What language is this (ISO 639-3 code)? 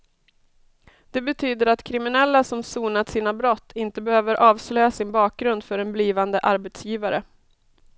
swe